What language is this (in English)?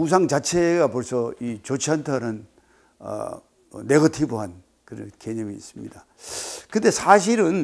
Korean